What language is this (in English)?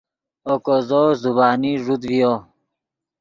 Yidgha